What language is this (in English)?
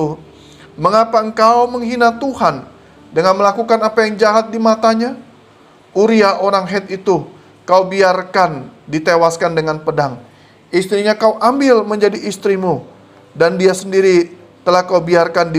Indonesian